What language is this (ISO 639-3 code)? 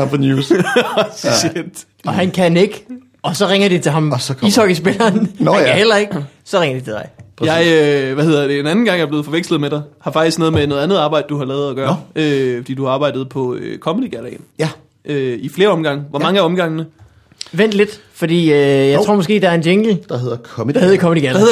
dan